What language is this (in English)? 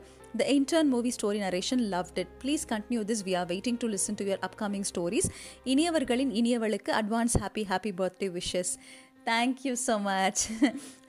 Tamil